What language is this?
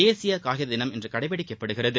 Tamil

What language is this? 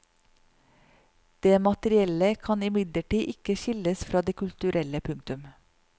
Norwegian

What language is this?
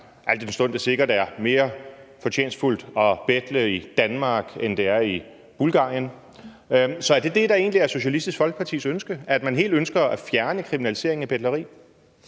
Danish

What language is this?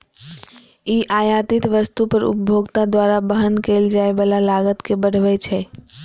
Maithili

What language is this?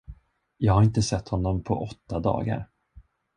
Swedish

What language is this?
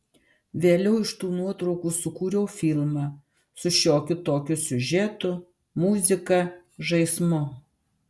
Lithuanian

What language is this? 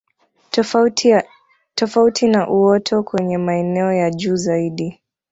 Swahili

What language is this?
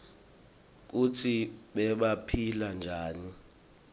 Swati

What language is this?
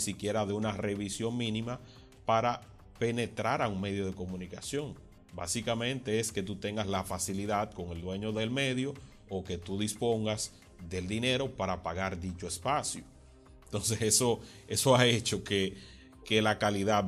Spanish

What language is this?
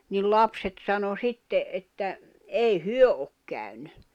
Finnish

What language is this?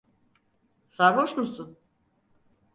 Turkish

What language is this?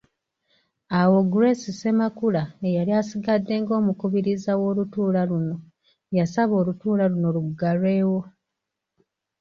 Ganda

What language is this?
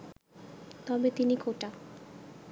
Bangla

